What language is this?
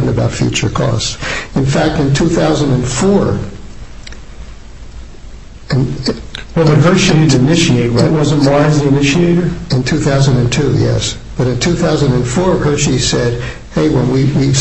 English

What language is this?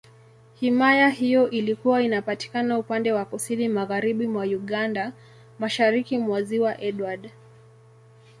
Swahili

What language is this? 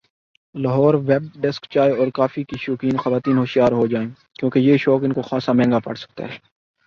Urdu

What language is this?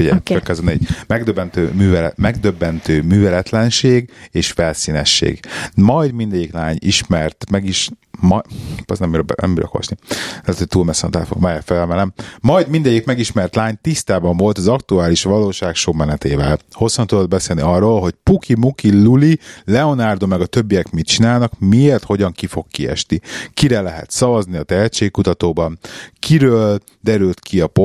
Hungarian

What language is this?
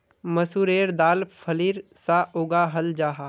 Magahi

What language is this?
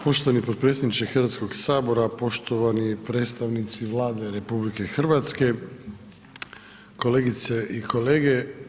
Croatian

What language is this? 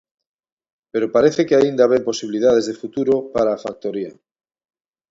Galician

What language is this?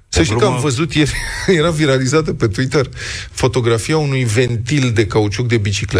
Romanian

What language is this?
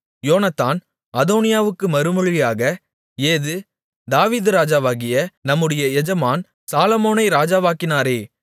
Tamil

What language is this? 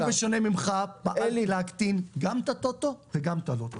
Hebrew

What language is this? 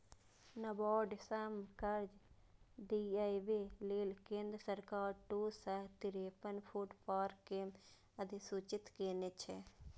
Maithili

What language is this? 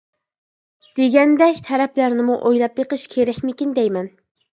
Uyghur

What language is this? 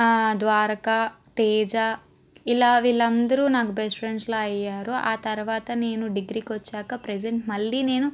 Telugu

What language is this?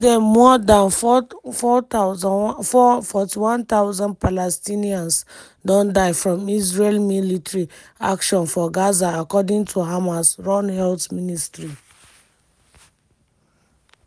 Nigerian Pidgin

